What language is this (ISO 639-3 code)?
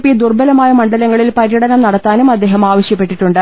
mal